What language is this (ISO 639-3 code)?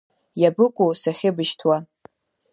abk